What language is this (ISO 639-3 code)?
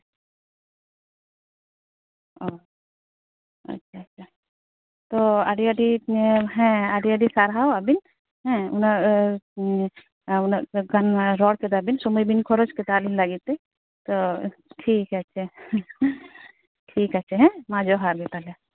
sat